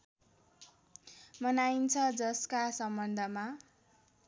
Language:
Nepali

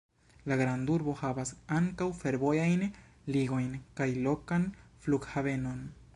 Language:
Esperanto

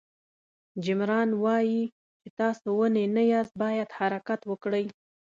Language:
Pashto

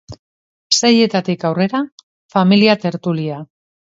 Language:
Basque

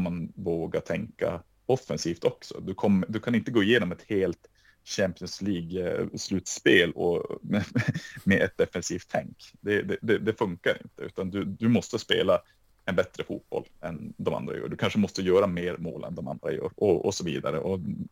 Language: Swedish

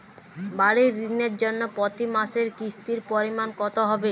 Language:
Bangla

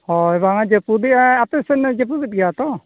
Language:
Santali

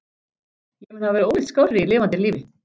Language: Icelandic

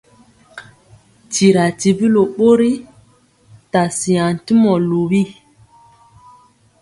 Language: Mpiemo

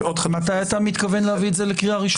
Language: Hebrew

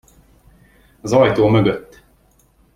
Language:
Hungarian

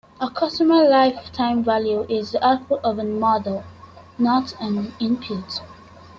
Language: English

